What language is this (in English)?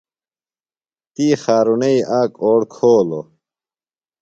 Phalura